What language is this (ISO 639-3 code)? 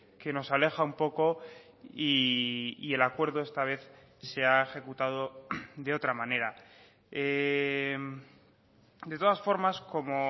spa